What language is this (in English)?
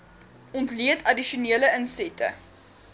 Afrikaans